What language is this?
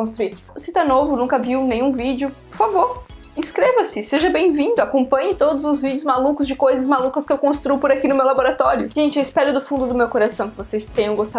Portuguese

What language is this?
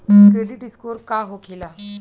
Bhojpuri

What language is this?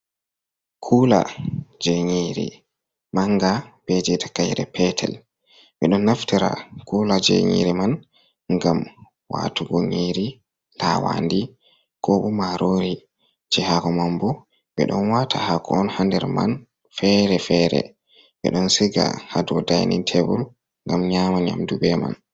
Fula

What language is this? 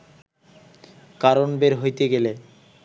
Bangla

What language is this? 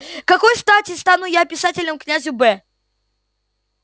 Russian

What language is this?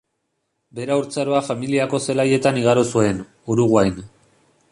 Basque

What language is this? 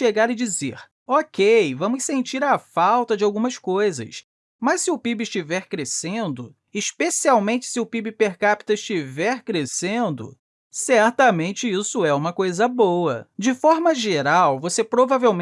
Portuguese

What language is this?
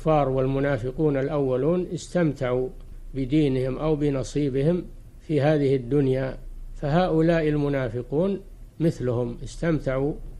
Arabic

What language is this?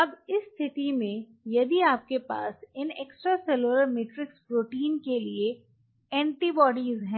Hindi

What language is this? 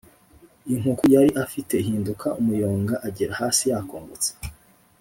Kinyarwanda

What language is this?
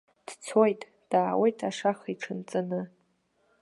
Abkhazian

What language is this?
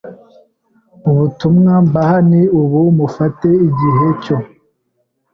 Kinyarwanda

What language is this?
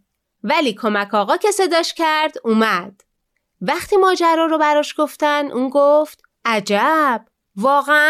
Persian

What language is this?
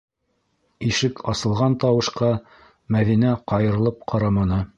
Bashkir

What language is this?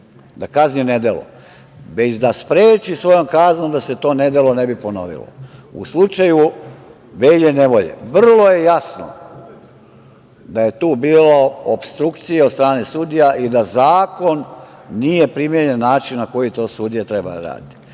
Serbian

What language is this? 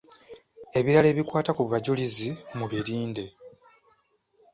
Ganda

